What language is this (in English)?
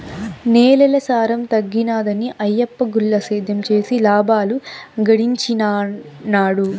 Telugu